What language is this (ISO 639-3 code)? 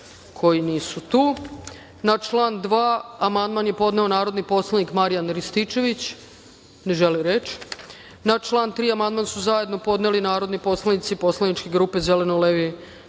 srp